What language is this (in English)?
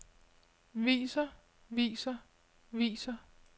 Danish